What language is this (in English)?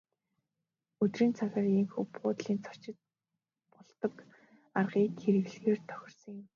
Mongolian